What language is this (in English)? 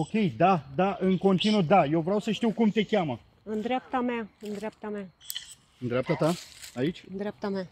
Romanian